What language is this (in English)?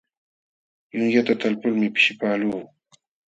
Jauja Wanca Quechua